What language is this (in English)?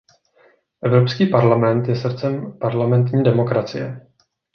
Czech